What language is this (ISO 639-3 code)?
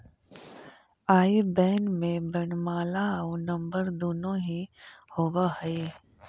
mag